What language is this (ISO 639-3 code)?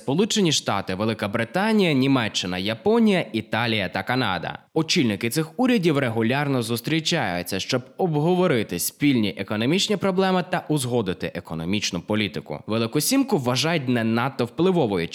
ukr